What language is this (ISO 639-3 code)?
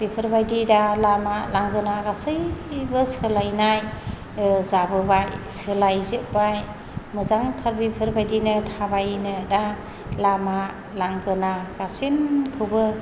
brx